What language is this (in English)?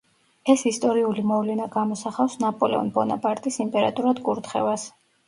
Georgian